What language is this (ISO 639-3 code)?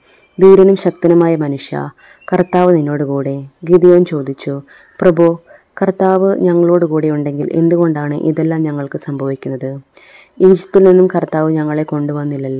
mal